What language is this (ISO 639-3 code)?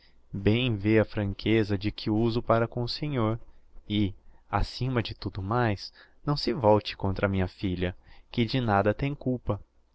por